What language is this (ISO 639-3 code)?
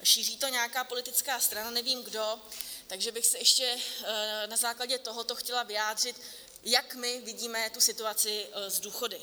ces